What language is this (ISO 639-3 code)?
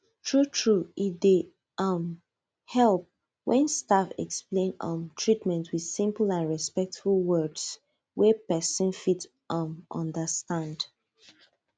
pcm